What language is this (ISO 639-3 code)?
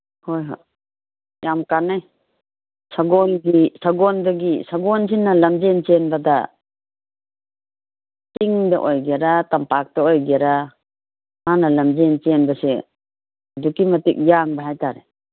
mni